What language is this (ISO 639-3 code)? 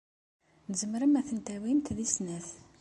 kab